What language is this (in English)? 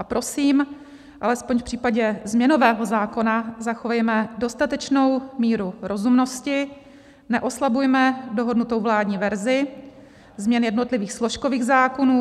Czech